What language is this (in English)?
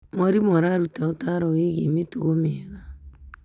Kikuyu